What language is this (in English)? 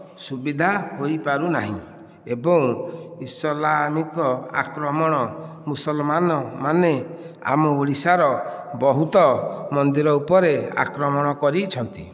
Odia